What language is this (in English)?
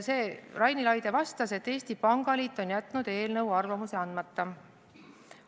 Estonian